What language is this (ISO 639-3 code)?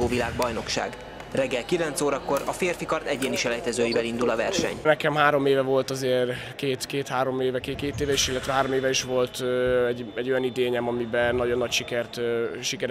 hun